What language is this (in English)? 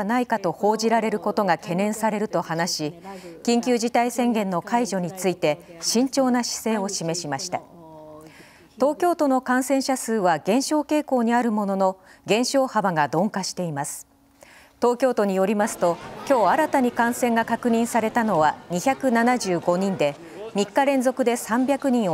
Japanese